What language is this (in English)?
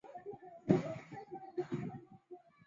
Chinese